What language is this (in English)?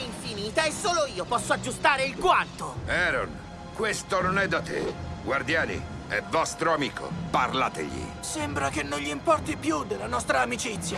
Italian